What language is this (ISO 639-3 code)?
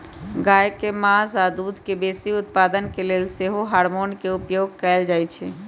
mag